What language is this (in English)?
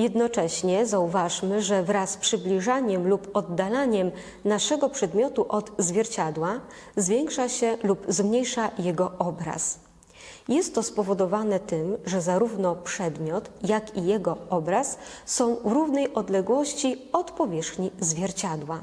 Polish